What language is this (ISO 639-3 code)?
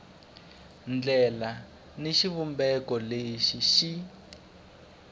tso